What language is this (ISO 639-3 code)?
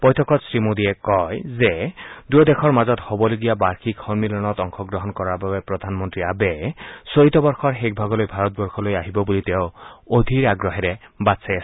asm